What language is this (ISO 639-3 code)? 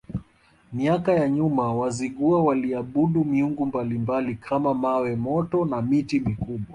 swa